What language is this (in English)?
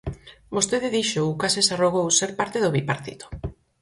Galician